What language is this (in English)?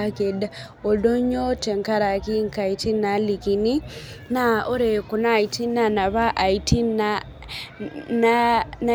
Masai